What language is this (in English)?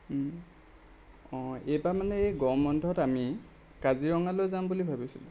Assamese